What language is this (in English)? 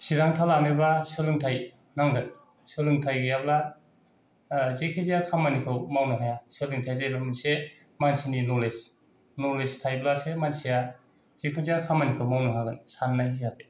Bodo